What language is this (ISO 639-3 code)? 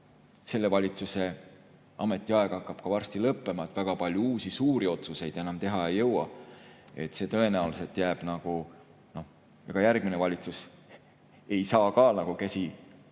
est